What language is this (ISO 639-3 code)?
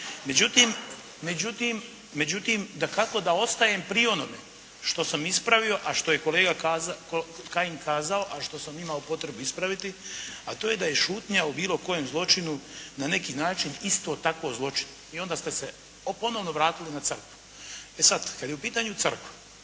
hrv